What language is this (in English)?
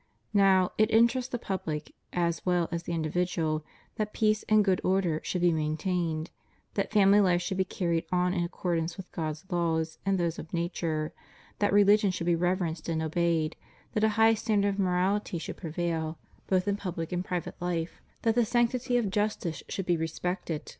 English